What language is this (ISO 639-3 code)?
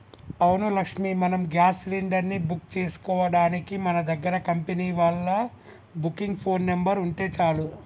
tel